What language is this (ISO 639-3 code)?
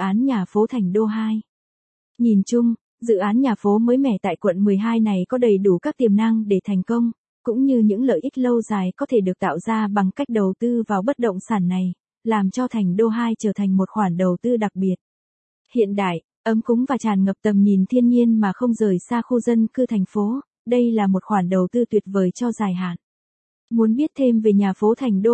vie